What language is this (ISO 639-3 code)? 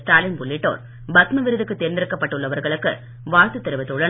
tam